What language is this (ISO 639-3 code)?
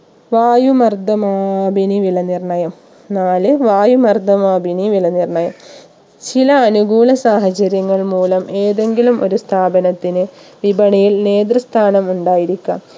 mal